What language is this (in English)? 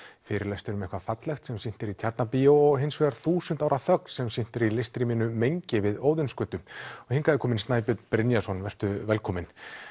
Icelandic